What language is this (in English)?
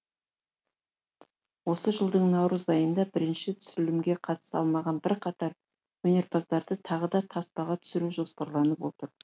Kazakh